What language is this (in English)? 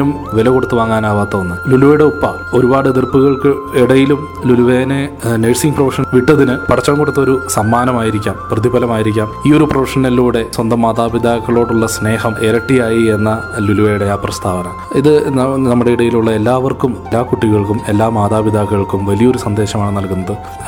Malayalam